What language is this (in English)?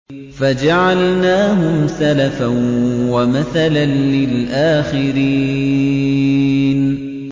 Arabic